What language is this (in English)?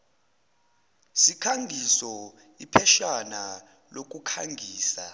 Zulu